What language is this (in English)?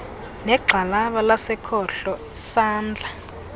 Xhosa